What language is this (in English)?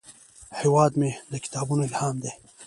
Pashto